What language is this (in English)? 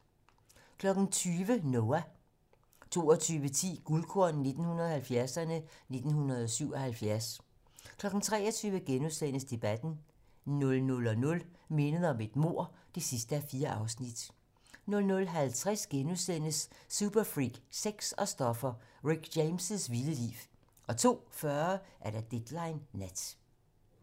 Danish